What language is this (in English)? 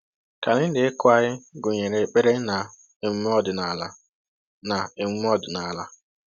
Igbo